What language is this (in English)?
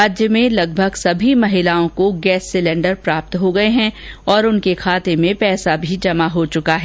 Hindi